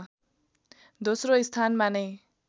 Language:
Nepali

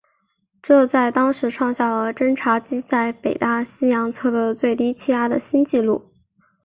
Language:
Chinese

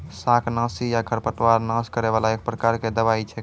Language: Maithili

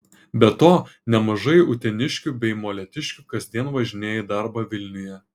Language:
Lithuanian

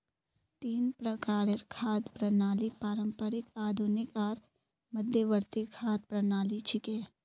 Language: Magahi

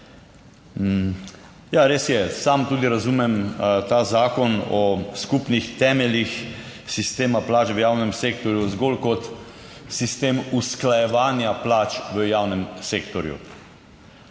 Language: Slovenian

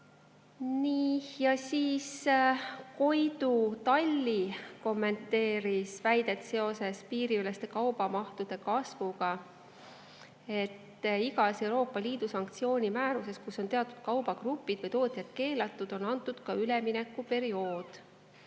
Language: Estonian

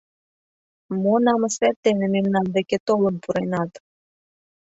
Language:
Mari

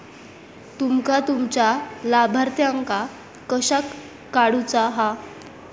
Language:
Marathi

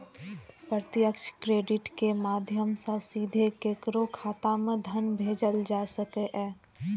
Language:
Maithili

